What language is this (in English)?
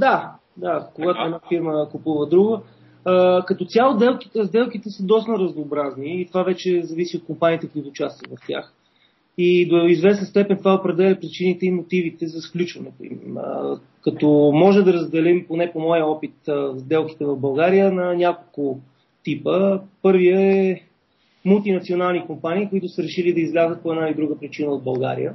Bulgarian